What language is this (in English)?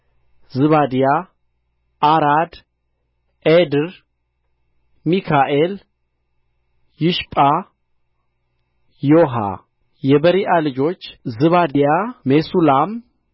Amharic